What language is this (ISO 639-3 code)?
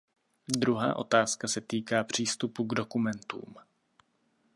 ces